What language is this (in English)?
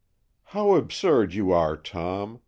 English